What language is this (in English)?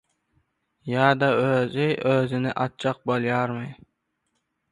Turkmen